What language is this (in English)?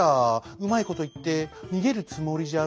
Japanese